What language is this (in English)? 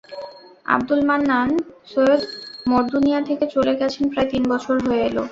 Bangla